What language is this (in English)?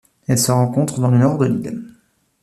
French